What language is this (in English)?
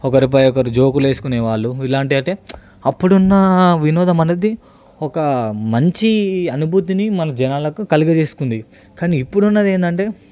Telugu